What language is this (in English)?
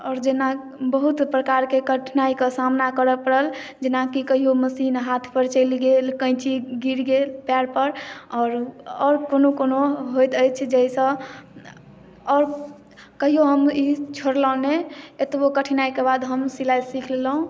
Maithili